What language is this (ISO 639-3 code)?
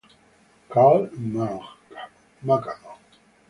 ita